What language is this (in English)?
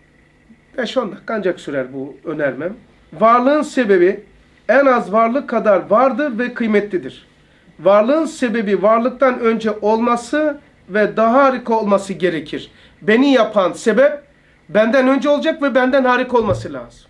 Turkish